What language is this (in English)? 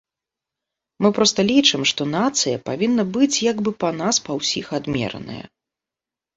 Belarusian